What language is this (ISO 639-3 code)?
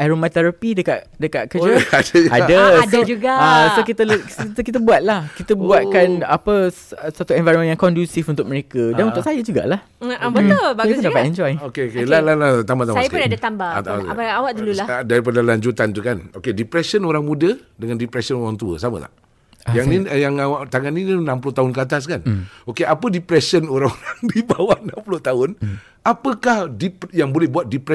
msa